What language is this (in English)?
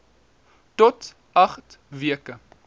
Afrikaans